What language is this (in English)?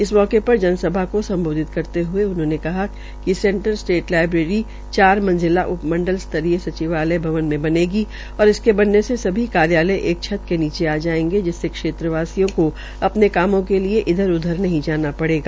Hindi